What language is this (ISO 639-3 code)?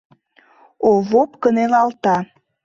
chm